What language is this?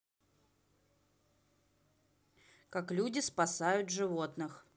Russian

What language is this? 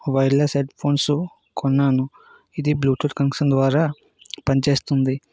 Telugu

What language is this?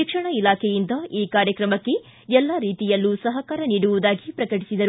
Kannada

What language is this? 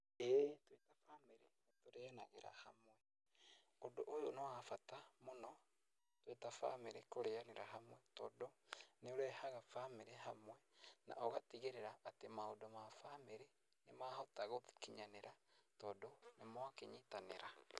Kikuyu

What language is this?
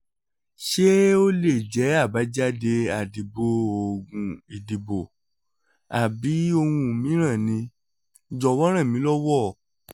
Yoruba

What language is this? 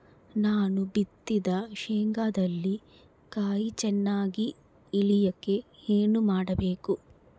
Kannada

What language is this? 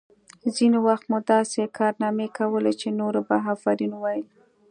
Pashto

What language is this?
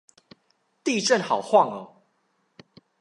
Chinese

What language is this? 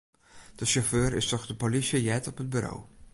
Western Frisian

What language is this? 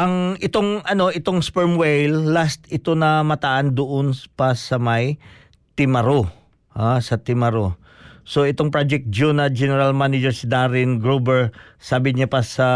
Filipino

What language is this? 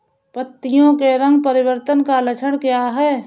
Hindi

